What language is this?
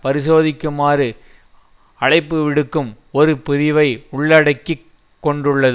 Tamil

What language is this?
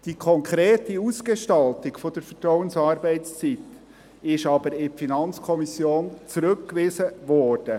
Swiss German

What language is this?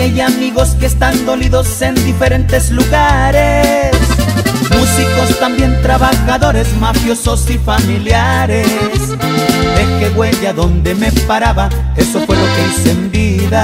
Spanish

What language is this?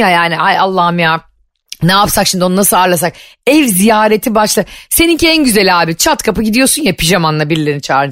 Turkish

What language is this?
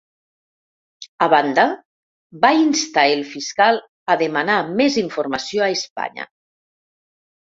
Catalan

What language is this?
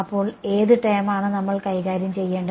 Malayalam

